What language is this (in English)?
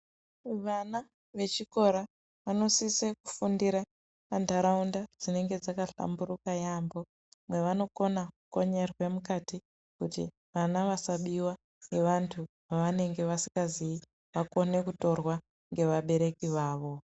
Ndau